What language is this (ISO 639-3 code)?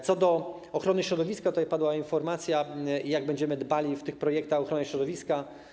pol